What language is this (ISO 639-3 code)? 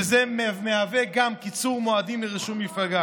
heb